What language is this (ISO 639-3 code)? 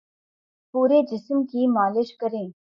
urd